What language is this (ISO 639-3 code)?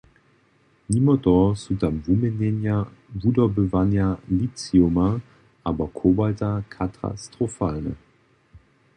hsb